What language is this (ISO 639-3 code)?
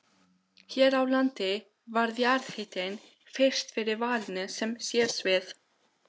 isl